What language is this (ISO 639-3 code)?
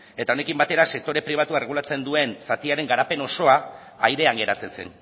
eus